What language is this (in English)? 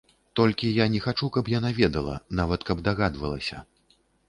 Belarusian